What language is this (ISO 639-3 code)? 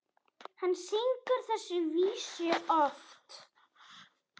isl